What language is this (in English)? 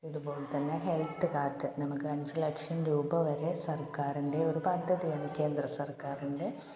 Malayalam